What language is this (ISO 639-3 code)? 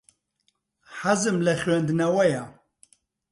ckb